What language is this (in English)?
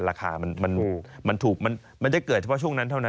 Thai